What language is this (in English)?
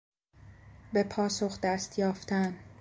Persian